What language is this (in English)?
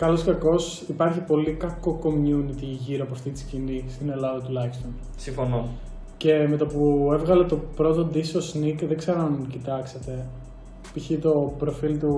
Greek